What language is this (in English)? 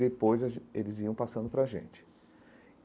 Portuguese